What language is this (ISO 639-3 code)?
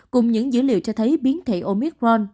vie